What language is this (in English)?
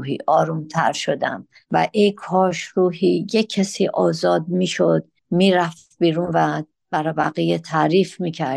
Persian